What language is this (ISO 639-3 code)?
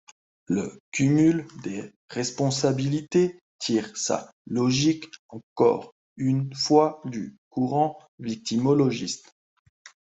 fra